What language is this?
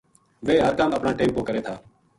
Gujari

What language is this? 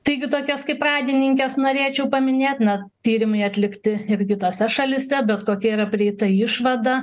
Lithuanian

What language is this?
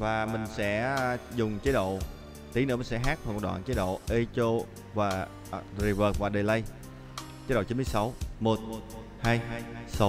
Vietnamese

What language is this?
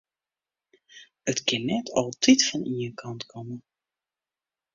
Western Frisian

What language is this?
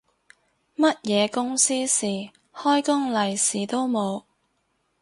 Cantonese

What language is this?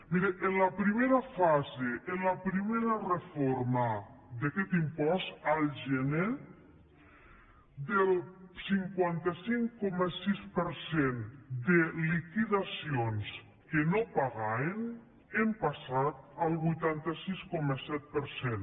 Catalan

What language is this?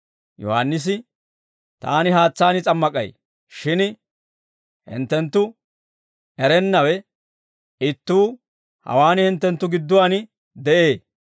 Dawro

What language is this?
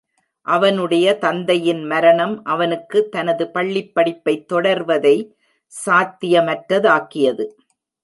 Tamil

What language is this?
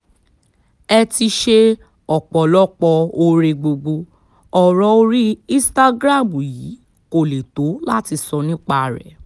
Yoruba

